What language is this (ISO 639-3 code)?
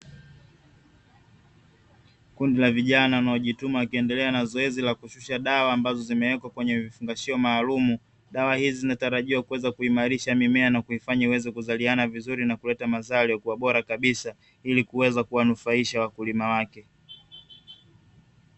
swa